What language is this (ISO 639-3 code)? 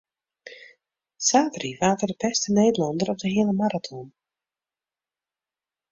fry